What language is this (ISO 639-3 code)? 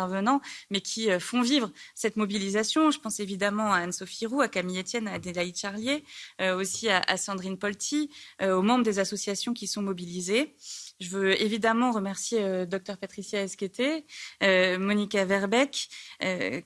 fra